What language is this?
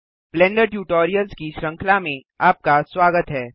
Hindi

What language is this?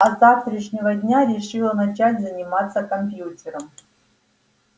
Russian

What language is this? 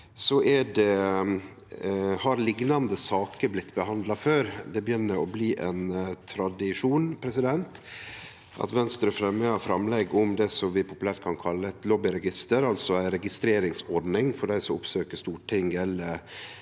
Norwegian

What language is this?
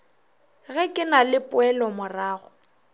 Northern Sotho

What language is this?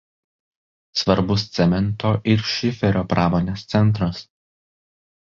Lithuanian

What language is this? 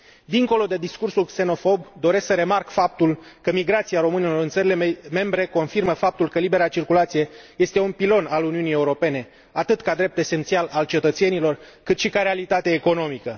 Romanian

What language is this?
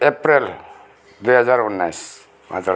Nepali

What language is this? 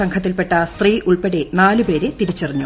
Malayalam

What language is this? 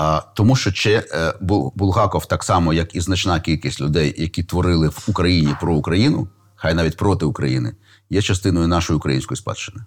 Ukrainian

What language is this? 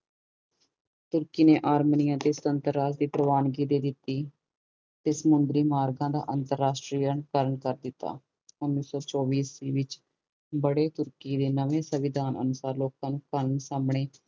Punjabi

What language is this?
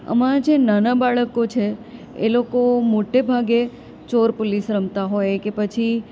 Gujarati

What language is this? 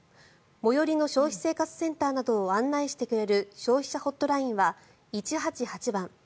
Japanese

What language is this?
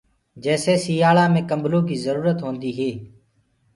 Gurgula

